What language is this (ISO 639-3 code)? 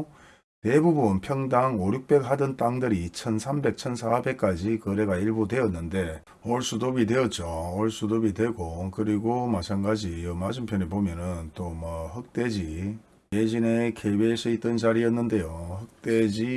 kor